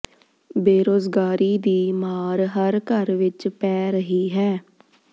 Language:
Punjabi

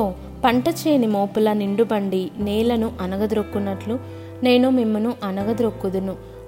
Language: Telugu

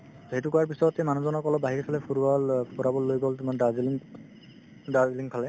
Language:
Assamese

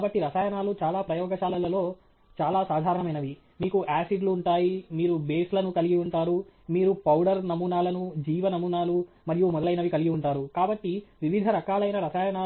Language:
Telugu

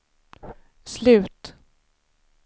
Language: Swedish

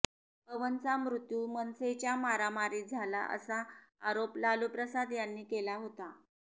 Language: Marathi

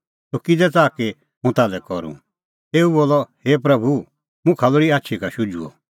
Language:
Kullu Pahari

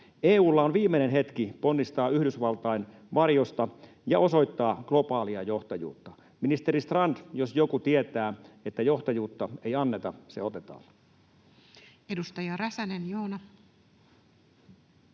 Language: Finnish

